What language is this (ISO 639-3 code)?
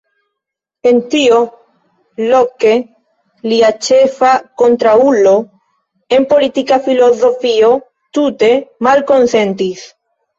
epo